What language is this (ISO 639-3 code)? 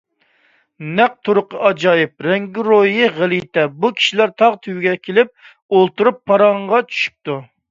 uig